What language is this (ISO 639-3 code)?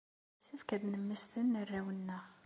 kab